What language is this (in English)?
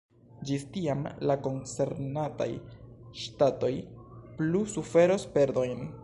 Esperanto